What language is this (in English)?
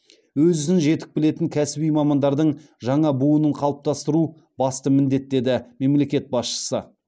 Kazakh